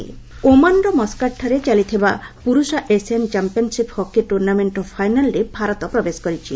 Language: Odia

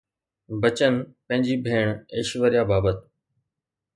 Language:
Sindhi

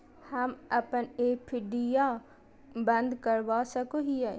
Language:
Magahi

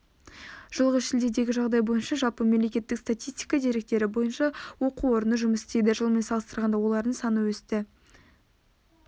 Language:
Kazakh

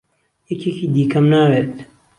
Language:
Central Kurdish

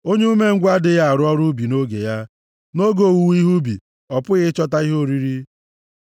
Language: Igbo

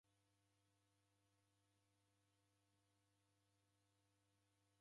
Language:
Taita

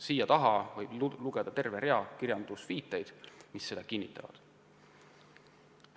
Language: Estonian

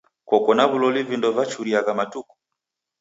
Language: Taita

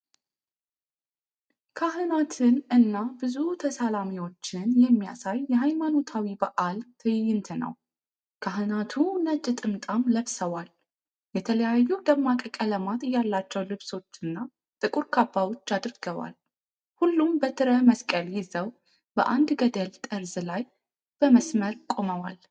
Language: Amharic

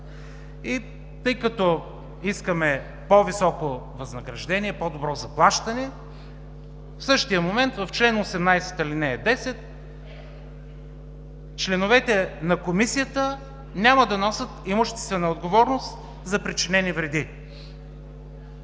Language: Bulgarian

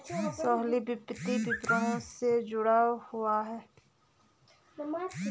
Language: Hindi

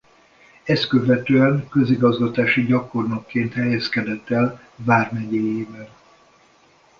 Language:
Hungarian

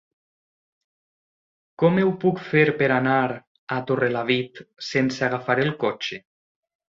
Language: Catalan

